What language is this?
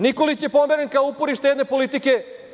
Serbian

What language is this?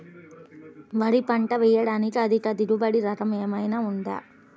Telugu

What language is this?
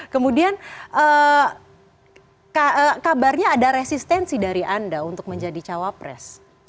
Indonesian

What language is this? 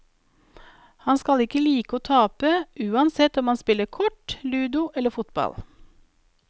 Norwegian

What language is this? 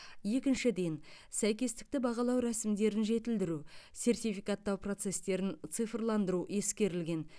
Kazakh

